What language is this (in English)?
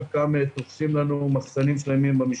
Hebrew